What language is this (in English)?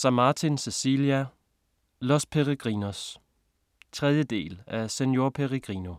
Danish